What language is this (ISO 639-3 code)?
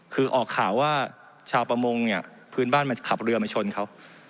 tha